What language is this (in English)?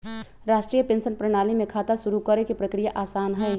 Magahi